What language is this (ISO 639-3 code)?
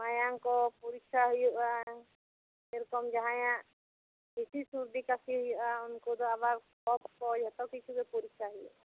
sat